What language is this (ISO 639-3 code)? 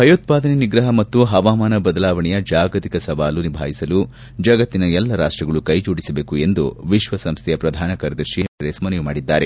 kan